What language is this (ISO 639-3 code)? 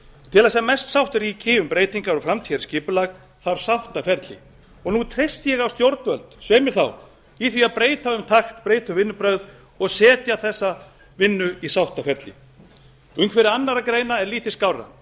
isl